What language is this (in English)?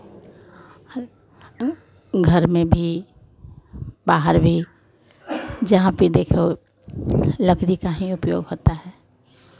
Hindi